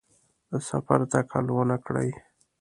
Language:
Pashto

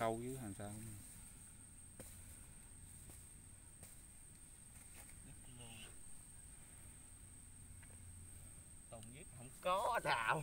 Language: Vietnamese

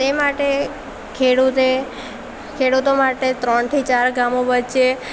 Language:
Gujarati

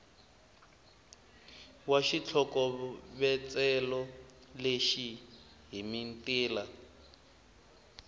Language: Tsonga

